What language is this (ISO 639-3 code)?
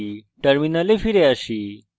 ben